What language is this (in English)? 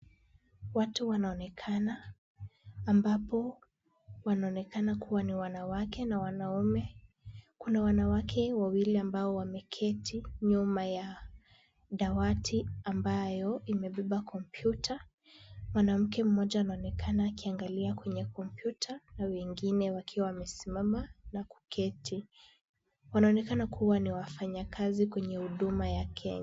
Swahili